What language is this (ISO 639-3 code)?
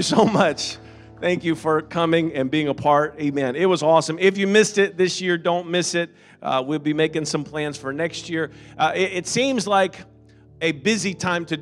eng